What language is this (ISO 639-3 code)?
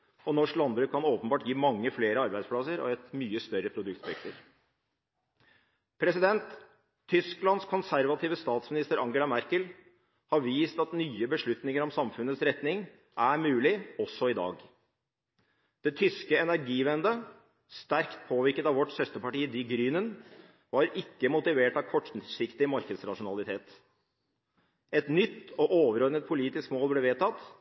nob